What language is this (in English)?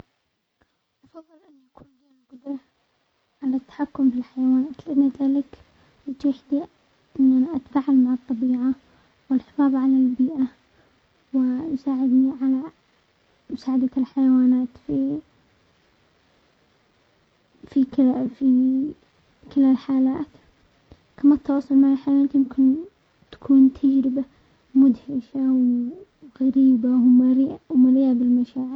Omani Arabic